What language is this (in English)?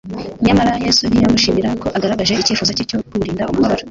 Kinyarwanda